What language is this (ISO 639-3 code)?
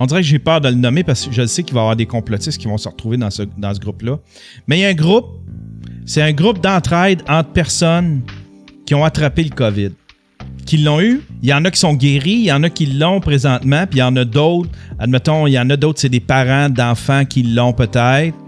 fra